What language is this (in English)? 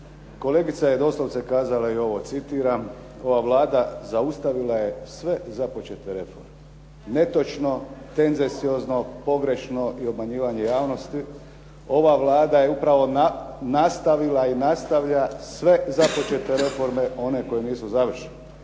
Croatian